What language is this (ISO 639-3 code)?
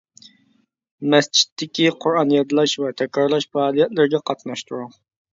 uig